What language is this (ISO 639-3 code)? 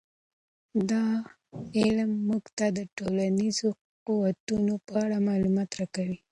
pus